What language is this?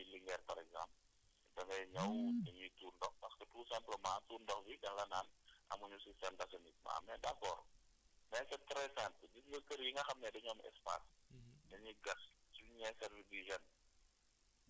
Wolof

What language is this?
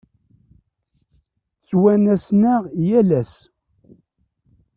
Kabyle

